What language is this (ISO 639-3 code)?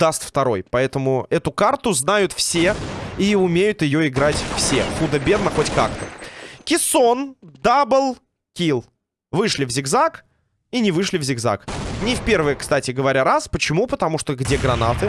rus